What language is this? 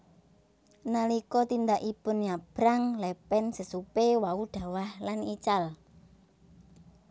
Javanese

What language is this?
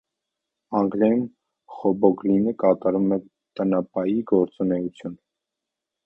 Armenian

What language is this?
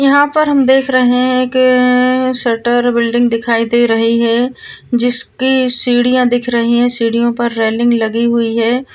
Marwari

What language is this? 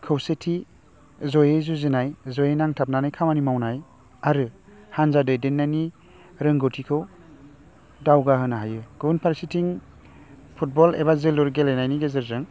Bodo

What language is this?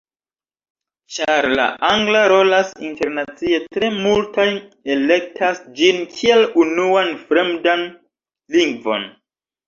Esperanto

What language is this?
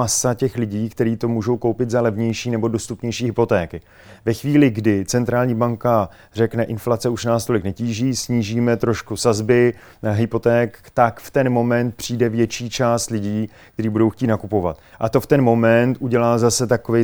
Czech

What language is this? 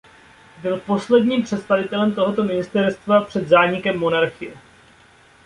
Czech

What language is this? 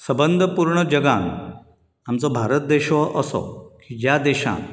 Konkani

